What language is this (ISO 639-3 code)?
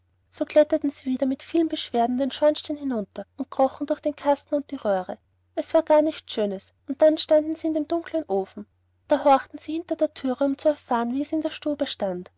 deu